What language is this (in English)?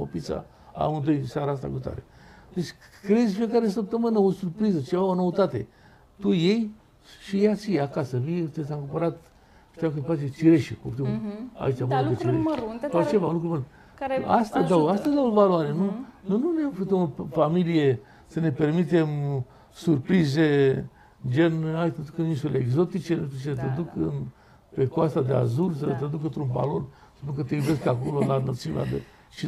Romanian